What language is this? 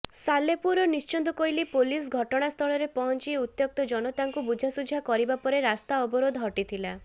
Odia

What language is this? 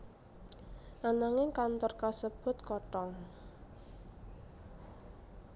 Javanese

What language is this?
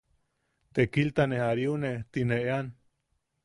Yaqui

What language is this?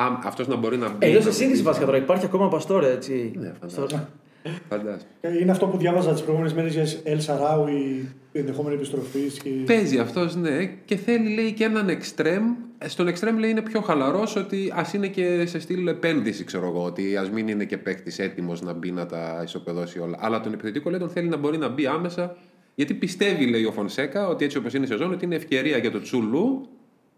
Greek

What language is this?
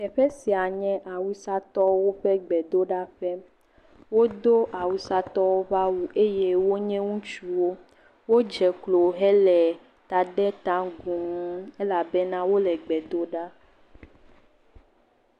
Ewe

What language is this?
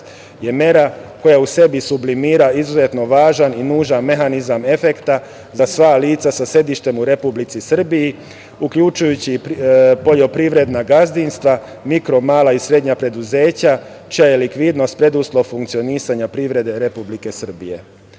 Serbian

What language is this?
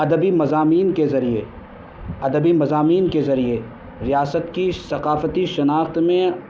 Urdu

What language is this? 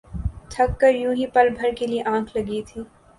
Urdu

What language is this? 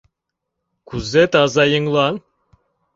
Mari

